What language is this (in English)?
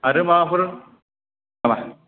Bodo